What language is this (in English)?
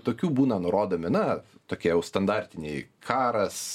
Lithuanian